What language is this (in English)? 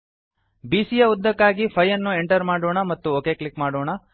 Kannada